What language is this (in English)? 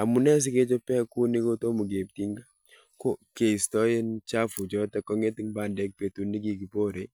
Kalenjin